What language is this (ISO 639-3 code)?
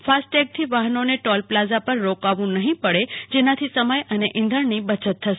guj